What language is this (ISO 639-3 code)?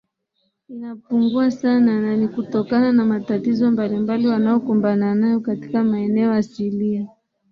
swa